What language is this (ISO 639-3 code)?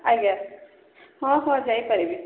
ori